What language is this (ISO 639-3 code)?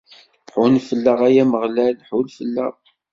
kab